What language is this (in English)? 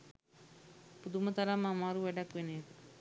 Sinhala